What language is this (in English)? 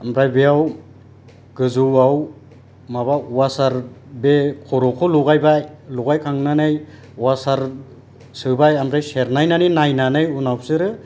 Bodo